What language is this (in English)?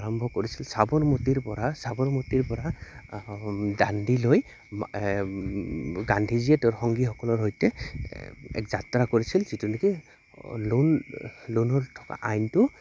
Assamese